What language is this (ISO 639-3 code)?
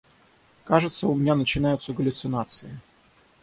rus